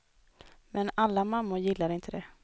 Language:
Swedish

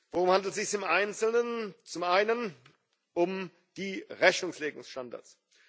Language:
German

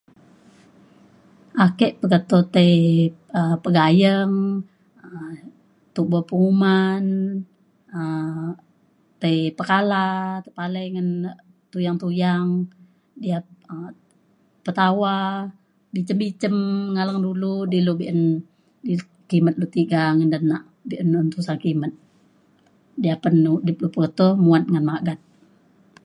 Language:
Mainstream Kenyah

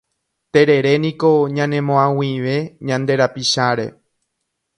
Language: Guarani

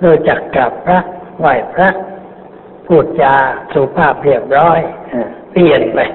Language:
Thai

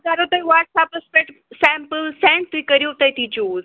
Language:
Kashmiri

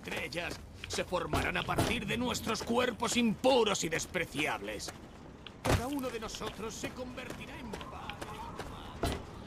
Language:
Spanish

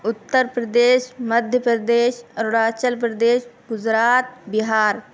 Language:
Urdu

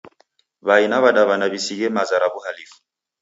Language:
Taita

